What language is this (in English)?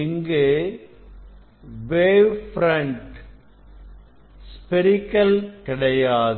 Tamil